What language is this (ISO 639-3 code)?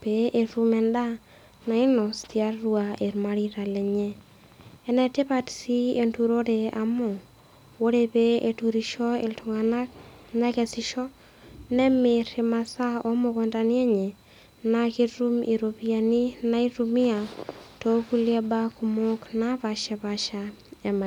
mas